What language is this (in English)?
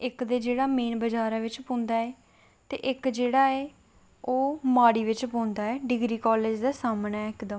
Dogri